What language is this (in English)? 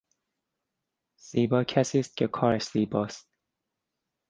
Persian